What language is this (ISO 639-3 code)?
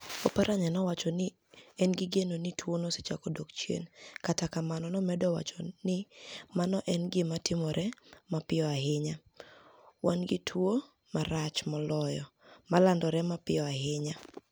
luo